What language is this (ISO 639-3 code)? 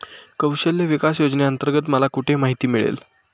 mar